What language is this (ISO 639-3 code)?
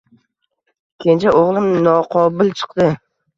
uzb